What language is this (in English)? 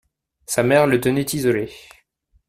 French